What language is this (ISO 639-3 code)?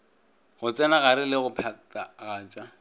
nso